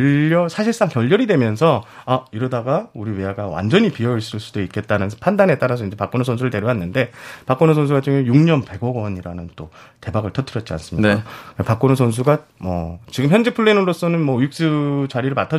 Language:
Korean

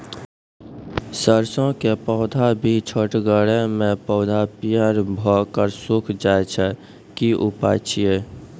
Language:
Maithili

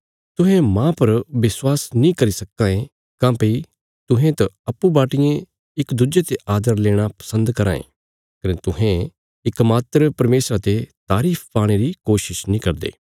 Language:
Bilaspuri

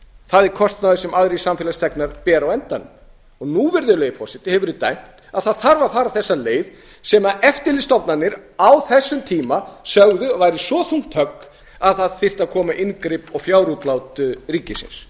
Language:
Icelandic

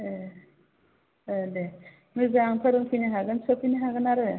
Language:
Bodo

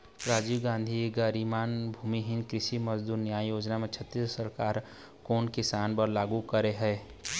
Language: Chhattisgarhi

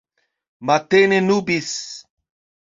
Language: Esperanto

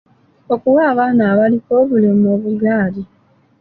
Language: Ganda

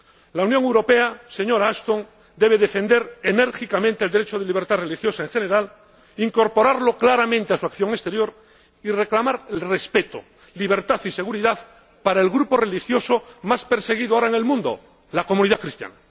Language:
Spanish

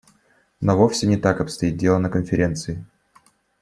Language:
Russian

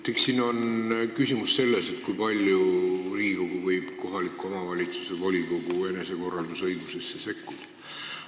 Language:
Estonian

